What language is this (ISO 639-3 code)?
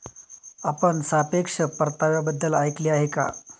mar